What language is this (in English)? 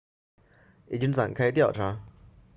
Chinese